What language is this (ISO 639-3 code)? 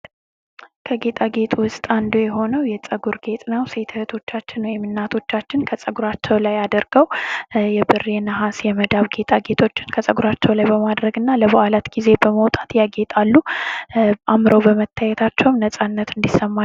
amh